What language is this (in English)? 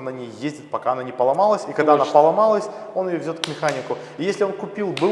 Russian